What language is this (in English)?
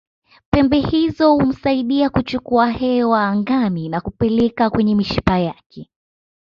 Swahili